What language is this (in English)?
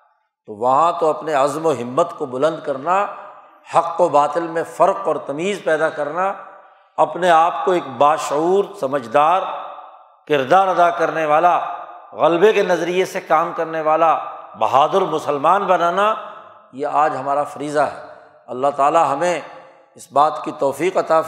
Urdu